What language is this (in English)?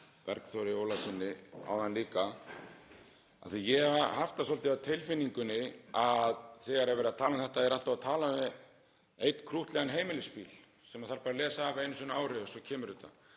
Icelandic